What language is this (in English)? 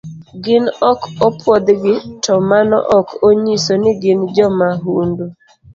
Luo (Kenya and Tanzania)